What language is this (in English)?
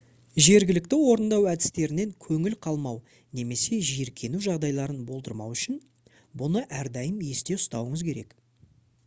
Kazakh